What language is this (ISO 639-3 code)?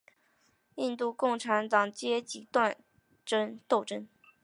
zho